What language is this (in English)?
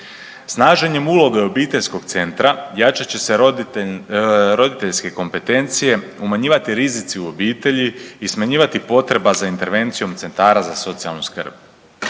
Croatian